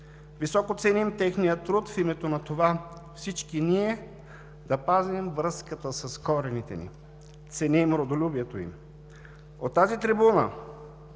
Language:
Bulgarian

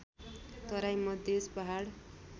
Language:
Nepali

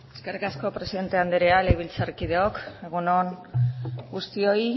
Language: Basque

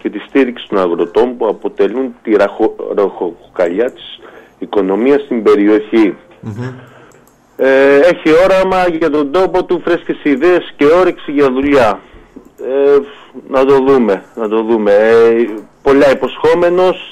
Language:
Greek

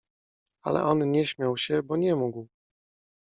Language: Polish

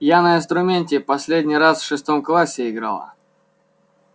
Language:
Russian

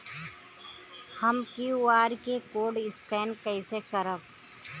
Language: Bhojpuri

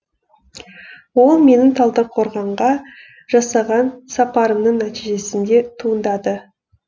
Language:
Kazakh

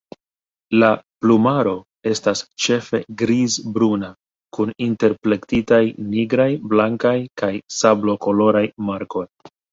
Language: Esperanto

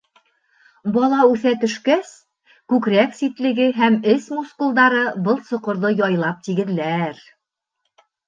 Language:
Bashkir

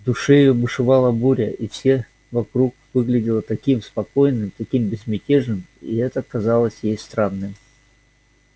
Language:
Russian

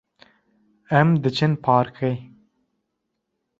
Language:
Kurdish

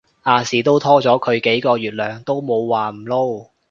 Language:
Cantonese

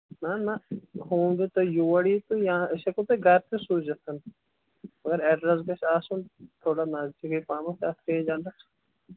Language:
Kashmiri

